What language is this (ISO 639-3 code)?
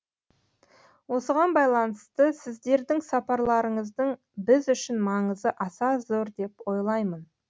kaz